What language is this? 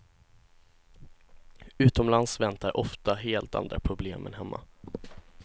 Swedish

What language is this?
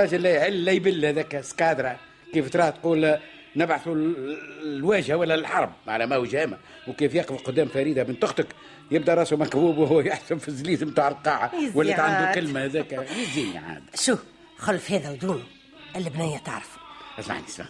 Arabic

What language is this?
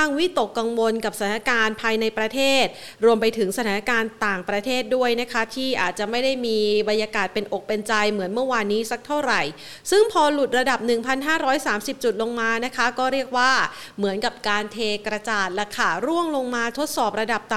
Thai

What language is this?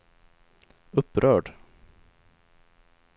Swedish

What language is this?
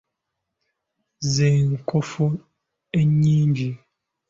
Ganda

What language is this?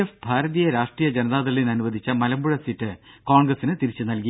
Malayalam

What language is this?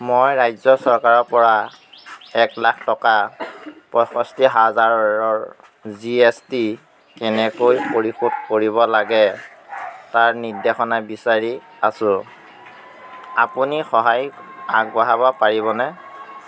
Assamese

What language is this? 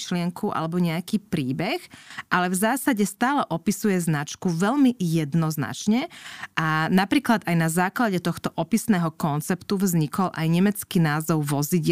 Slovak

